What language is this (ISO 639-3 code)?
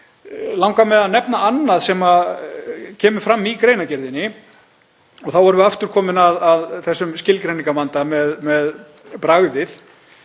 isl